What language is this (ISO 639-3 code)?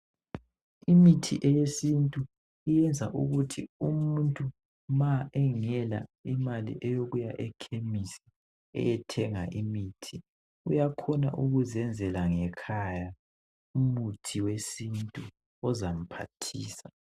nde